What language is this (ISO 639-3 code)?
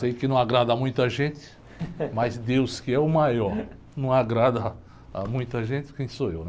por